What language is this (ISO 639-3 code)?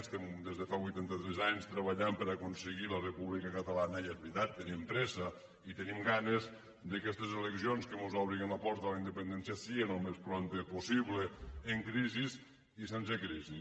cat